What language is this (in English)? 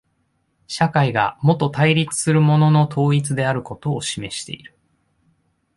Japanese